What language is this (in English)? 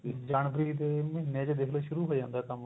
Punjabi